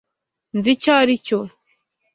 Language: Kinyarwanda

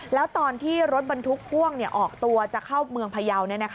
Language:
Thai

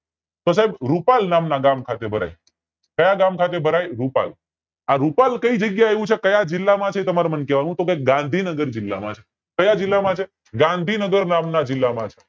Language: Gujarati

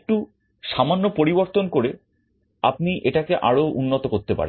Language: Bangla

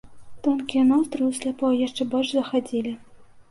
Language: Belarusian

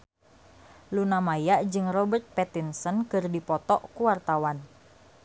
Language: Sundanese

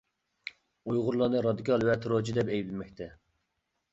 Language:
Uyghur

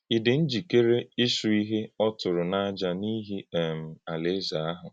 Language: Igbo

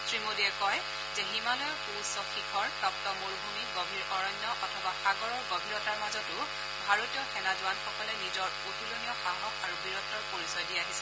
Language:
Assamese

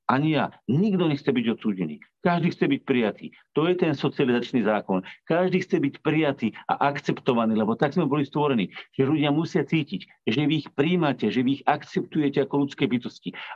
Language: Slovak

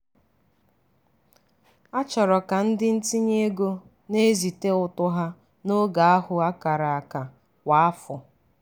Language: Igbo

